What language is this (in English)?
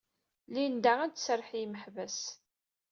Kabyle